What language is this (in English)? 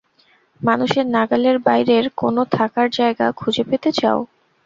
Bangla